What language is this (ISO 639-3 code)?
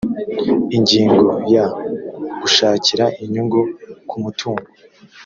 kin